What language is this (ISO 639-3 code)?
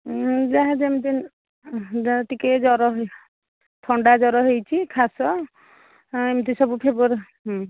ori